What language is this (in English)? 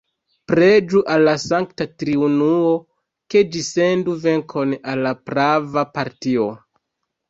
Esperanto